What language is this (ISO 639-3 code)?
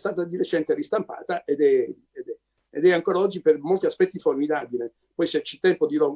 ita